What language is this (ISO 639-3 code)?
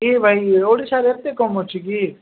ori